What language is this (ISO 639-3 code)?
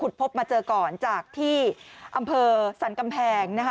tha